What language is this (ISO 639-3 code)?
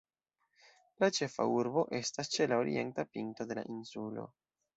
epo